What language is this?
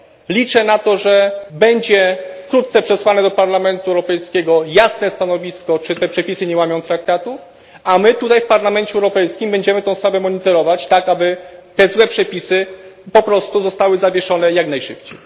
Polish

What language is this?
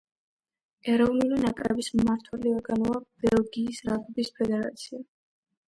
Georgian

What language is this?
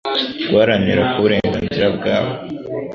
Kinyarwanda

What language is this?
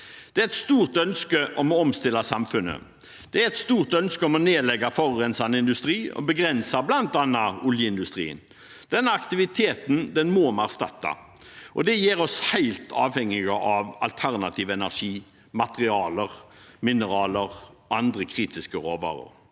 Norwegian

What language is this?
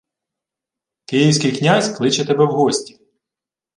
Ukrainian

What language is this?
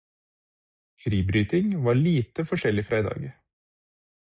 Norwegian Bokmål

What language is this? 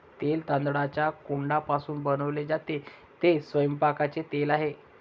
Marathi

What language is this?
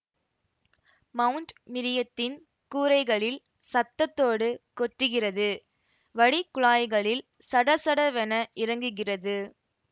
Tamil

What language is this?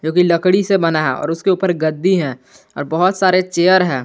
Hindi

